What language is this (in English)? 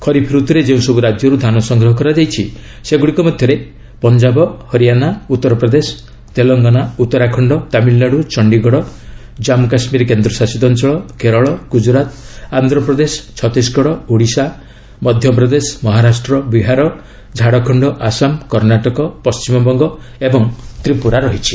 Odia